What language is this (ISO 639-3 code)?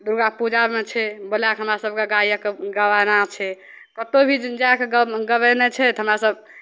mai